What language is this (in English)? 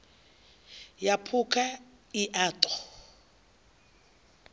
Venda